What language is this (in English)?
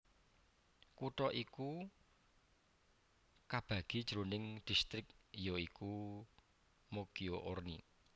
Javanese